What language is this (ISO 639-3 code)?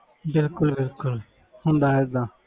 pan